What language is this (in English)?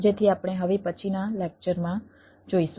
Gujarati